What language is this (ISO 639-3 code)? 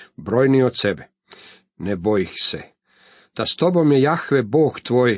hrv